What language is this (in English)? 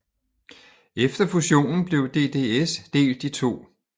Danish